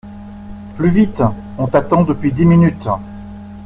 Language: French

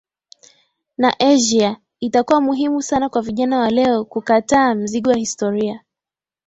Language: Swahili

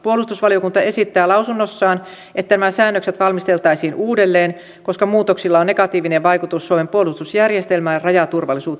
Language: Finnish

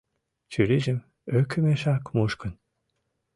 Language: Mari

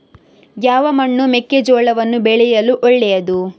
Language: Kannada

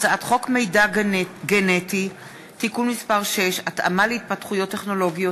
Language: Hebrew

